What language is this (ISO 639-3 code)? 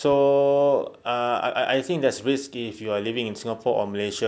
eng